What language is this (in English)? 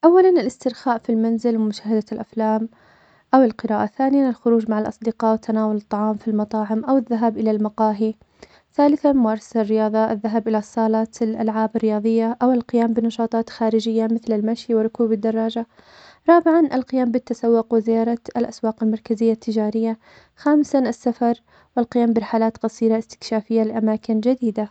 Omani Arabic